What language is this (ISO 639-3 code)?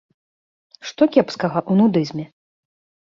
bel